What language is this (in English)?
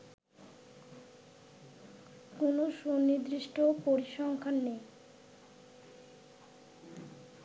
Bangla